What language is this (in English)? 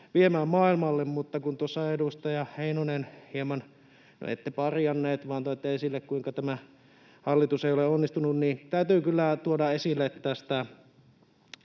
Finnish